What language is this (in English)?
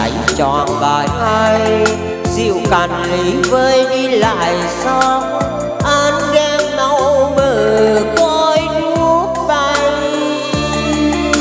Vietnamese